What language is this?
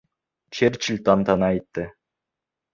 Bashkir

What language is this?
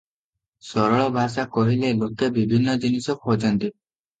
Odia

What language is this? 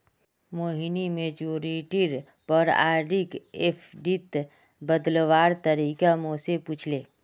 Magahi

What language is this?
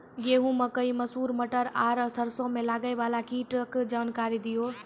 Maithili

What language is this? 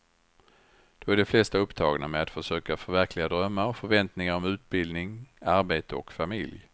Swedish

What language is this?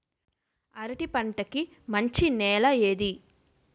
Telugu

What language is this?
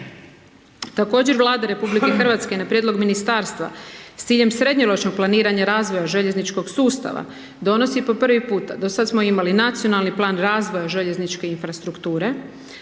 Croatian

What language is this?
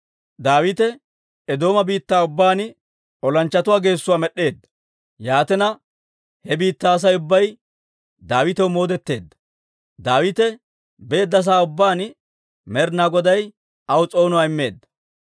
Dawro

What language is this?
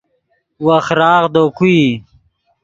Yidgha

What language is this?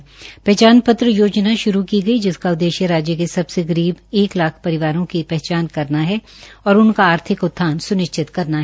Hindi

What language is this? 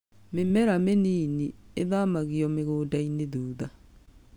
Kikuyu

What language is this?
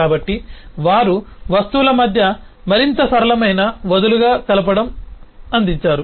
Telugu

